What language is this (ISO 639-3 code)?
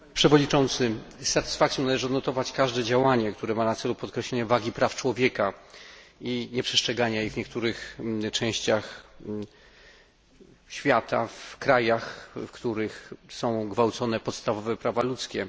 pol